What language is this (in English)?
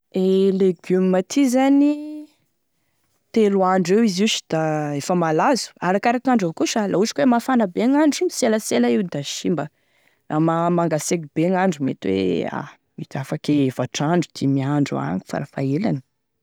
Tesaka Malagasy